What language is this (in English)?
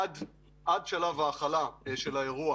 Hebrew